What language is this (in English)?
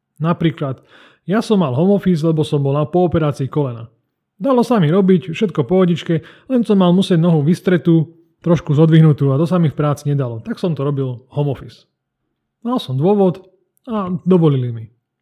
Slovak